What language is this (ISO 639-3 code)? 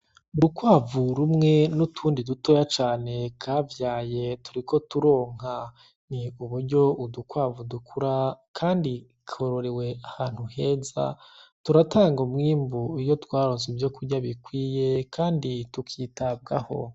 run